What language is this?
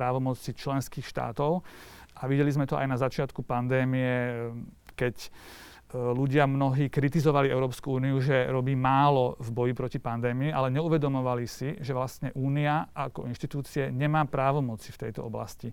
Slovak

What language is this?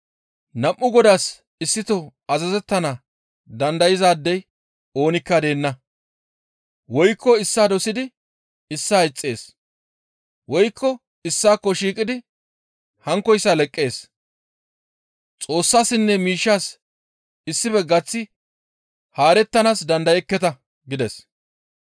Gamo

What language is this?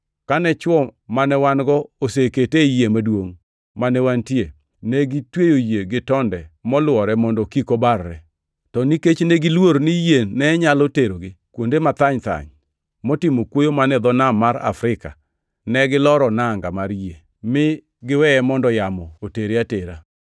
Luo (Kenya and Tanzania)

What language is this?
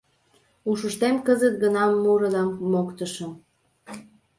Mari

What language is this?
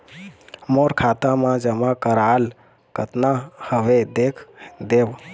Chhattisgarhi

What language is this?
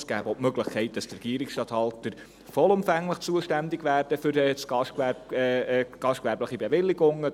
Swiss German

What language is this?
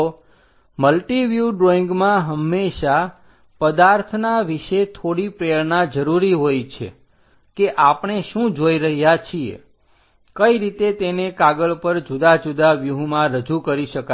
Gujarati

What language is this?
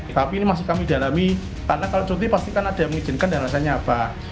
Indonesian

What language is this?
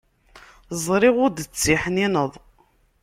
Kabyle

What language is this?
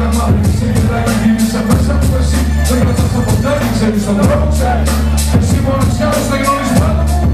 Greek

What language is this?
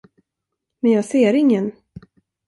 Swedish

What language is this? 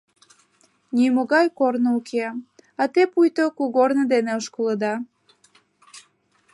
Mari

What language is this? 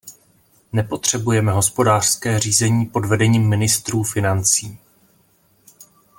Czech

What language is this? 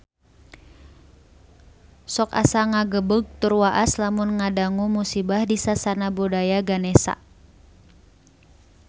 Sundanese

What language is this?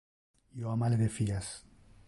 Interlingua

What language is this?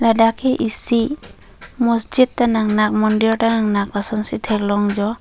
Karbi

